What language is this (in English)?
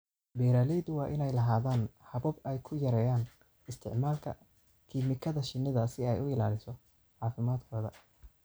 Somali